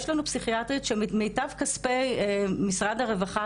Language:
Hebrew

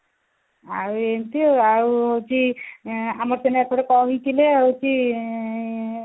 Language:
Odia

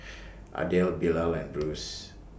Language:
English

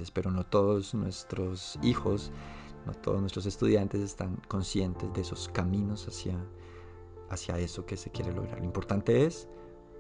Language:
Spanish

